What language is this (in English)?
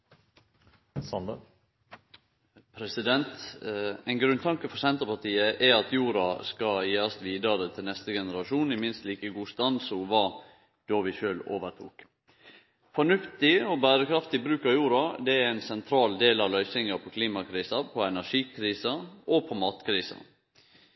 Norwegian Nynorsk